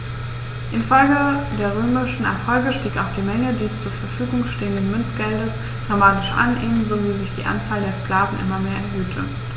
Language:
German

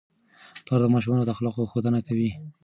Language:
Pashto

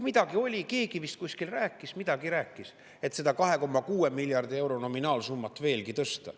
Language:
Estonian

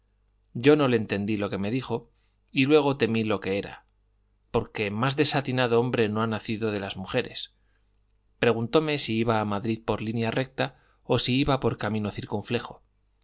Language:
Spanish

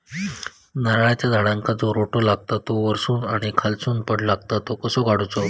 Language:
Marathi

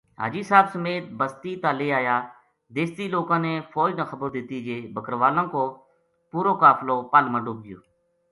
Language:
Gujari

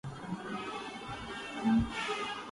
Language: Urdu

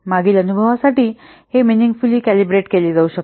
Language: Marathi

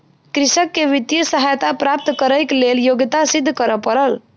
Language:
Maithili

